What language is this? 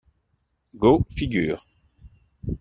French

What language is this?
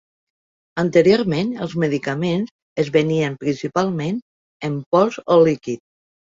Catalan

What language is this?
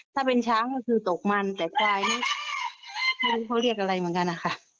Thai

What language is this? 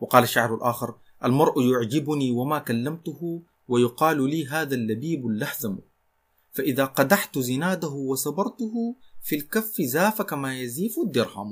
Arabic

